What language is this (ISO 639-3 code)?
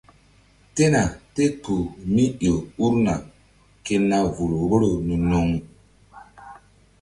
mdd